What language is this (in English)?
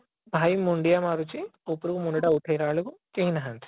Odia